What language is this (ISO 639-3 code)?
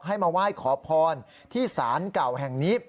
tha